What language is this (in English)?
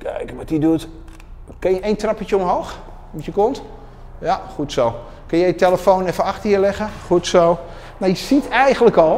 Dutch